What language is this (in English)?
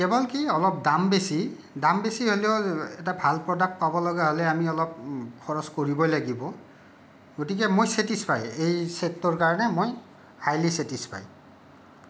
Assamese